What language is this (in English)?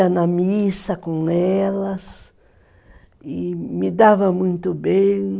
Portuguese